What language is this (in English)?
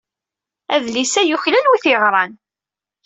Kabyle